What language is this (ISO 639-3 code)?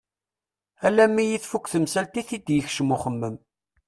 kab